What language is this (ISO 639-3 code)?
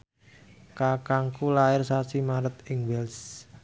jav